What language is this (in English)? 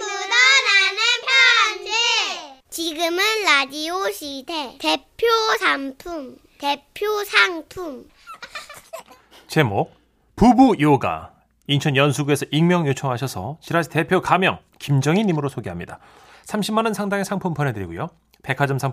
Korean